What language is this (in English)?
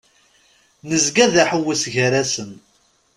Kabyle